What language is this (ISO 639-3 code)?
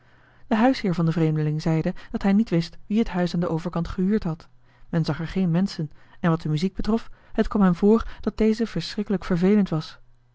nld